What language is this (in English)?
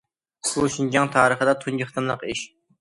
Uyghur